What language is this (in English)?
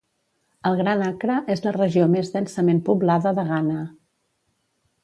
Catalan